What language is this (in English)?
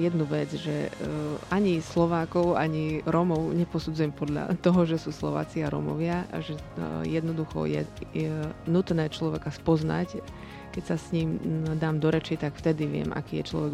Slovak